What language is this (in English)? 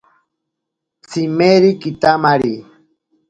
Ashéninka Perené